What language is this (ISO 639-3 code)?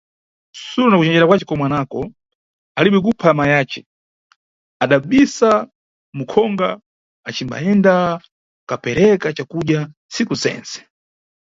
nyu